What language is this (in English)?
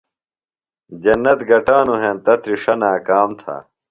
Phalura